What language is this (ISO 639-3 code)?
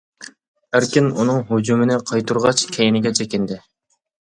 uig